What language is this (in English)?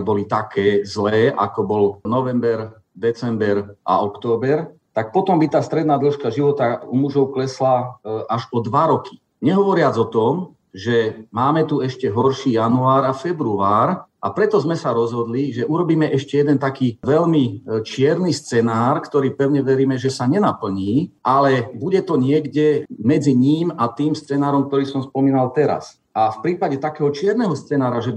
Slovak